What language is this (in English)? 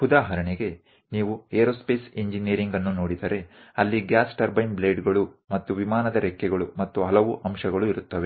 Kannada